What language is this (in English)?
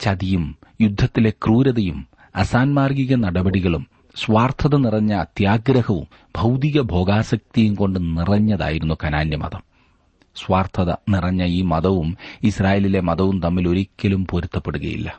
Malayalam